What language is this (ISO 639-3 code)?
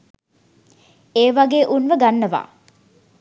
sin